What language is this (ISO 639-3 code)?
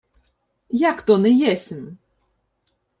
ukr